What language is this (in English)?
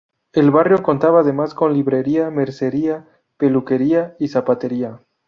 Spanish